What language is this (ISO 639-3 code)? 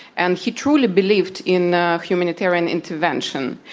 eng